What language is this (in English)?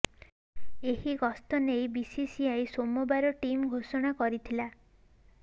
Odia